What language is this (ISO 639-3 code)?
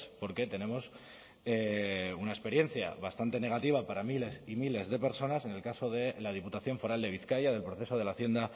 spa